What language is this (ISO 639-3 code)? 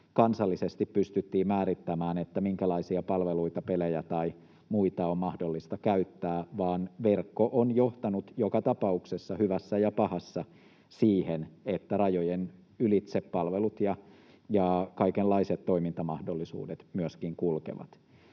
fin